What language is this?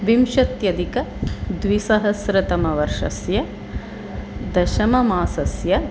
Sanskrit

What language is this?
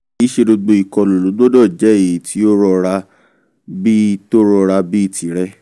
Yoruba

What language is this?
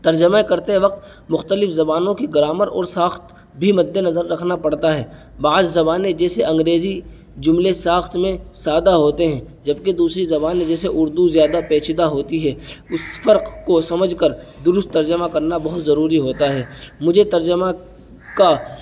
Urdu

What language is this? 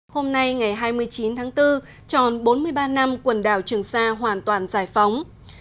Vietnamese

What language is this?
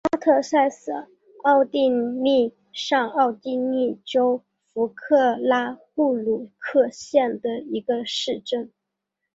Chinese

